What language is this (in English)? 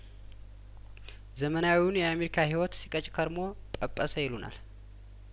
Amharic